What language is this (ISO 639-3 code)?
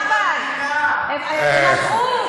heb